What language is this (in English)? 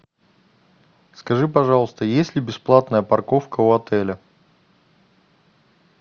Russian